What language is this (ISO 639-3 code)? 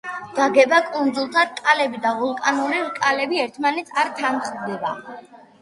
kat